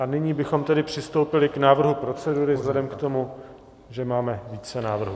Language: Czech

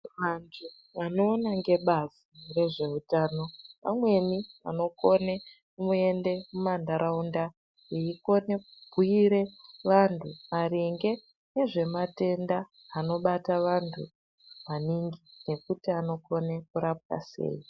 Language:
Ndau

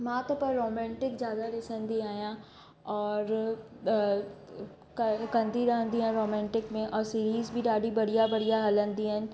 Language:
Sindhi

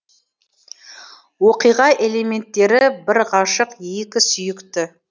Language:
Kazakh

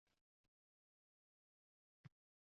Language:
Uzbek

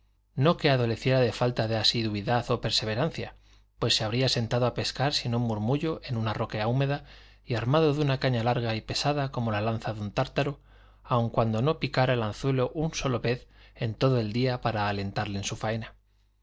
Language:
Spanish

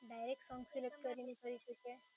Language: Gujarati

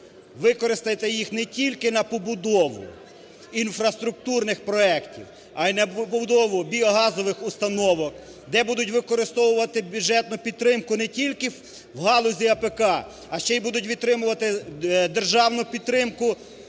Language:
Ukrainian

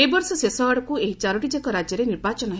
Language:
Odia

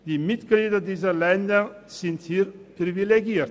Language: Swiss German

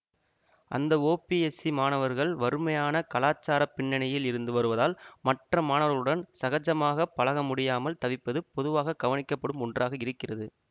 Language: Tamil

